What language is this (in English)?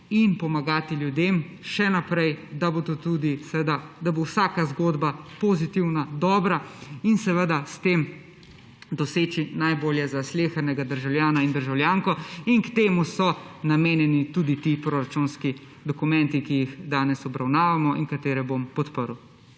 Slovenian